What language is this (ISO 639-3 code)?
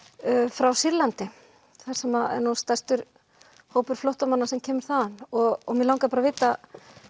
isl